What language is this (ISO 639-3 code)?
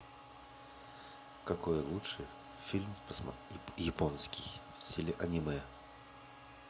rus